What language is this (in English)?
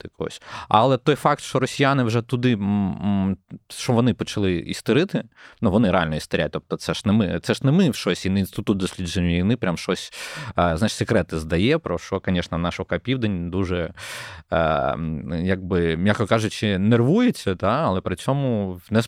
Ukrainian